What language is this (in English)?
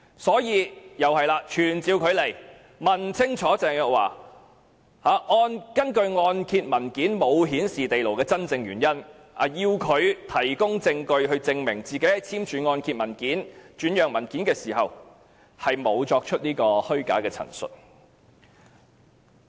Cantonese